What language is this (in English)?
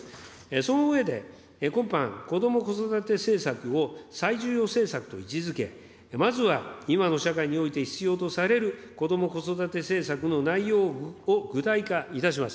Japanese